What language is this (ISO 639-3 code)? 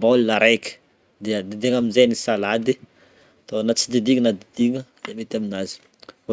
bmm